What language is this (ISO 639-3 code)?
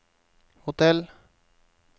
nor